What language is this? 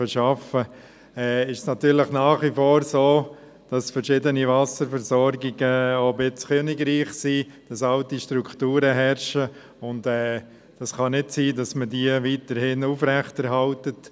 Swiss German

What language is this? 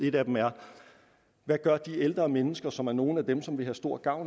Danish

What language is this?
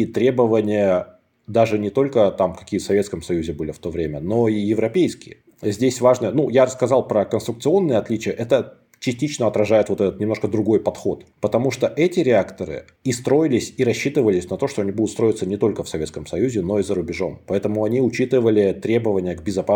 Russian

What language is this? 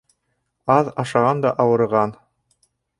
Bashkir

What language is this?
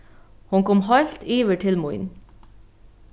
Faroese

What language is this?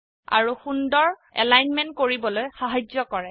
Assamese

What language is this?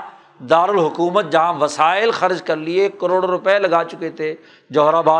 Urdu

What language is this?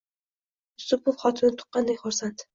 Uzbek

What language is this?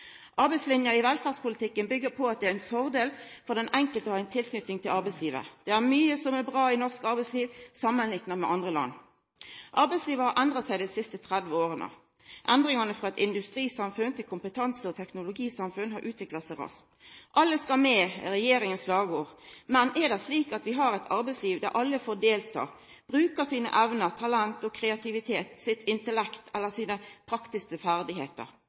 Norwegian Nynorsk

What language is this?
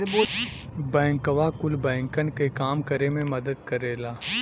Bhojpuri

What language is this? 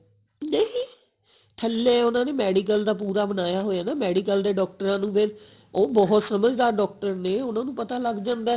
Punjabi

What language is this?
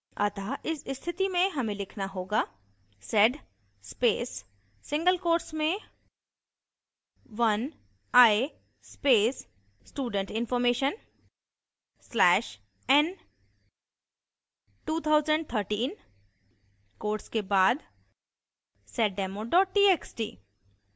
Hindi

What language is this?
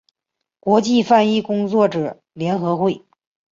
Chinese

